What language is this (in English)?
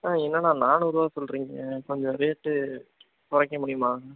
Tamil